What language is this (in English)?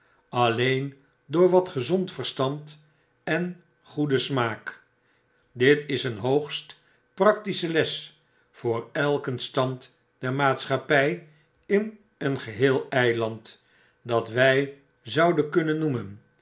Dutch